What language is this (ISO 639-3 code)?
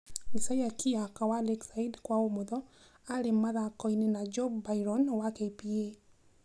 kik